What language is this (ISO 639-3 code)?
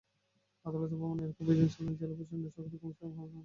ben